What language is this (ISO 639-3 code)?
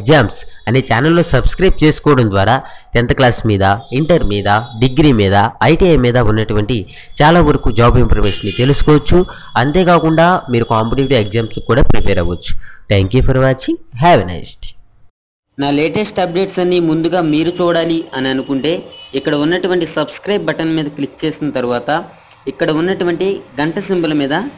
tel